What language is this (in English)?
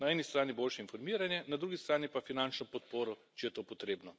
Slovenian